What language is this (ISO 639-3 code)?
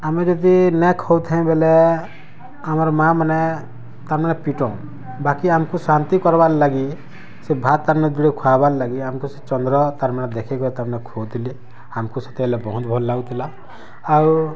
ori